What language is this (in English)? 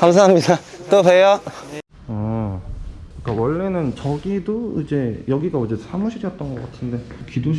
Korean